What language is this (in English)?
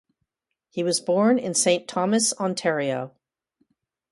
English